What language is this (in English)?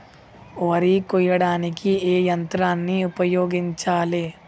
Telugu